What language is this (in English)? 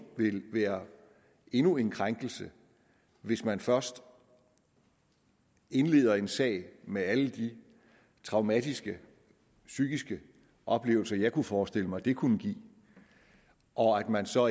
Danish